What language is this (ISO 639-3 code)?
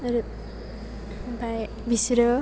brx